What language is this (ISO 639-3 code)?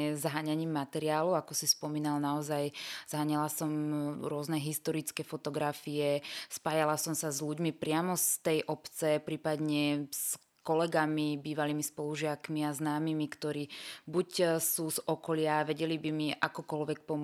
slk